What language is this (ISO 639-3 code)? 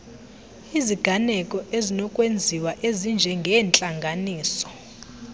xho